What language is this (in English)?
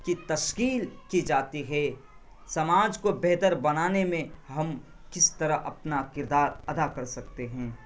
Urdu